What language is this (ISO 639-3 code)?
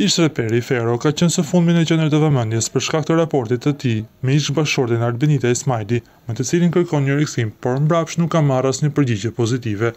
ron